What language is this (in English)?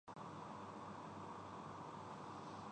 Urdu